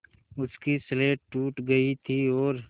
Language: Hindi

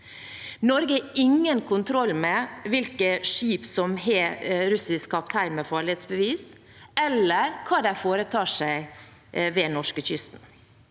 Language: Norwegian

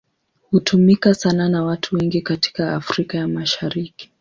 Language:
Swahili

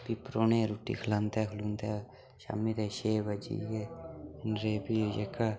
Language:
Dogri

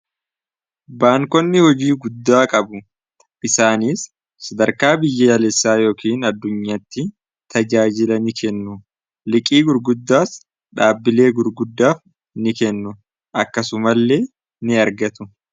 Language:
Oromo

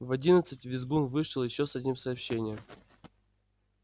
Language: Russian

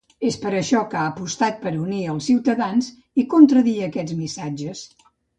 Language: Catalan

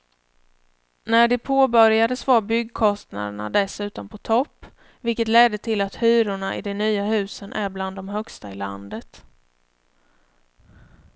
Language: Swedish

